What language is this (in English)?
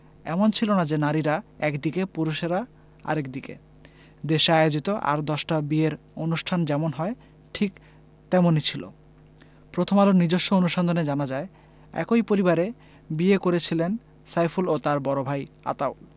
Bangla